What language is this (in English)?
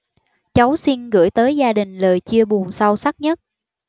Vietnamese